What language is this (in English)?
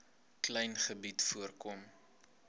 Afrikaans